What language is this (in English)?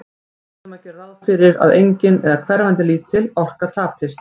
Icelandic